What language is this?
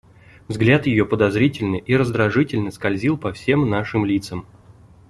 Russian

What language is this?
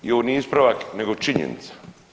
Croatian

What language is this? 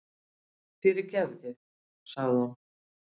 Icelandic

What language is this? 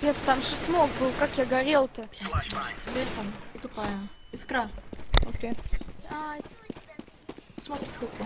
Russian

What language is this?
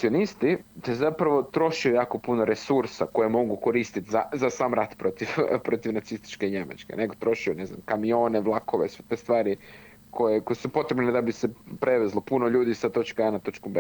Croatian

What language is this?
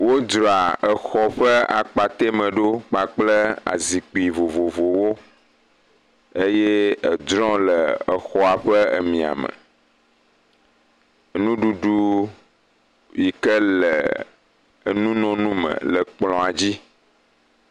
Ewe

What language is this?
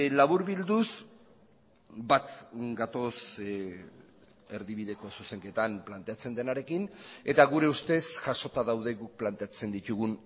Basque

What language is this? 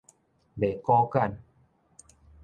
Min Nan Chinese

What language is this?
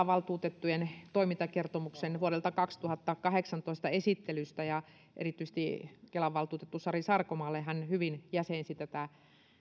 Finnish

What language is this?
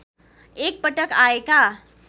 Nepali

